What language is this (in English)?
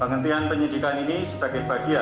Indonesian